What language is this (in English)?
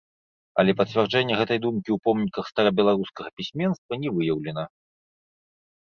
Belarusian